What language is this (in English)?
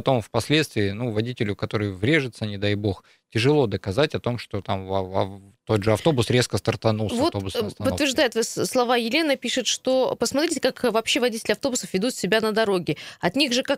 Russian